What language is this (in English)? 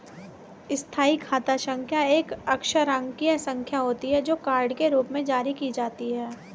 Hindi